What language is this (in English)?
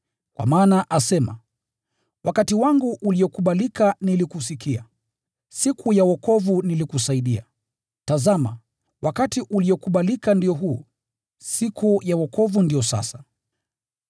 Swahili